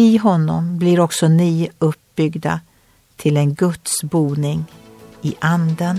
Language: Swedish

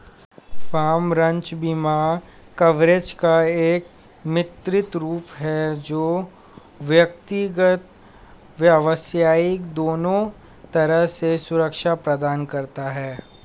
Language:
Hindi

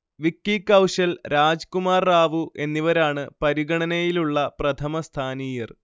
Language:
Malayalam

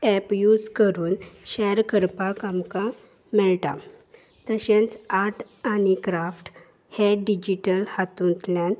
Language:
Konkani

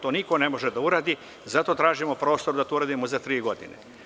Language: Serbian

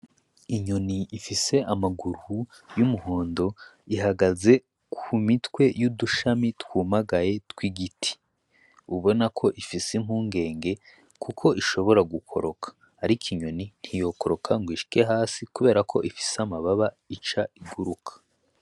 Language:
Rundi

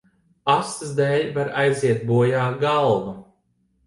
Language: Latvian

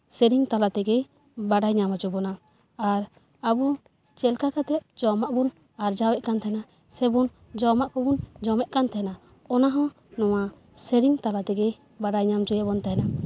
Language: Santali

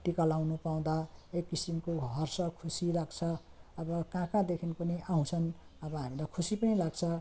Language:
Nepali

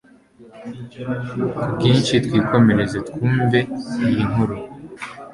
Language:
Kinyarwanda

